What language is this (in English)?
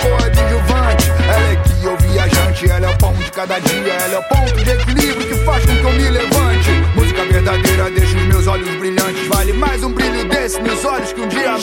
Portuguese